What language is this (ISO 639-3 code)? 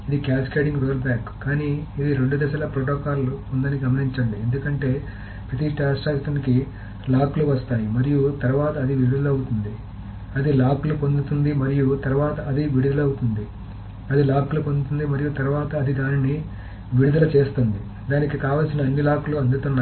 tel